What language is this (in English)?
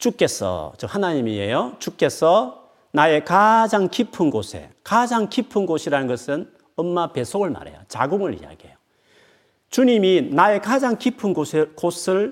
Korean